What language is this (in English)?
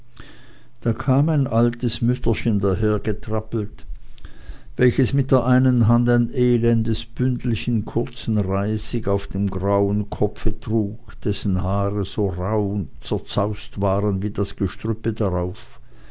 German